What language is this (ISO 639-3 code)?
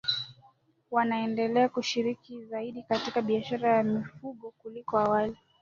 swa